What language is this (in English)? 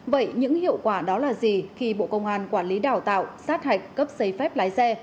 Vietnamese